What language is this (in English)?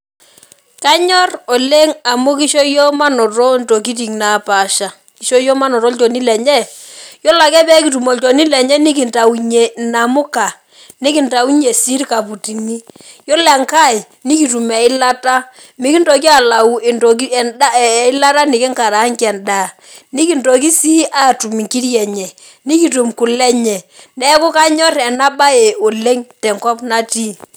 Masai